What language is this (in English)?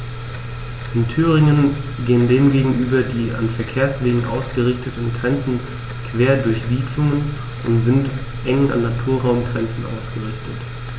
German